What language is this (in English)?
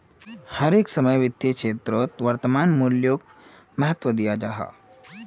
Magahi